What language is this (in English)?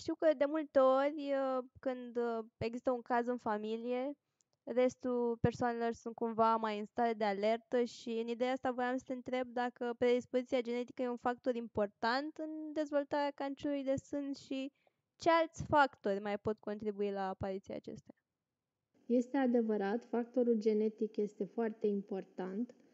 Romanian